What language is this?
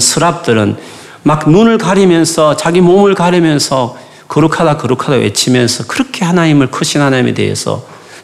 Korean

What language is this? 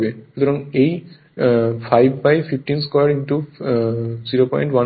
Bangla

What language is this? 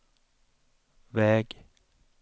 Swedish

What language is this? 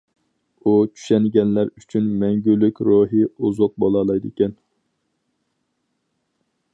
Uyghur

